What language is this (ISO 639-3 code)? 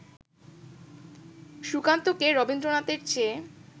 ben